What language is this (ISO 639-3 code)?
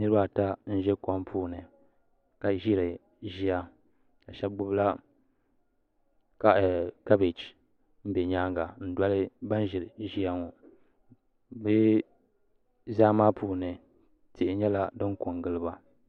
dag